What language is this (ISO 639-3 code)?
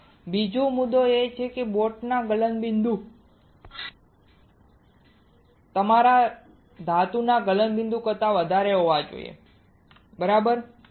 guj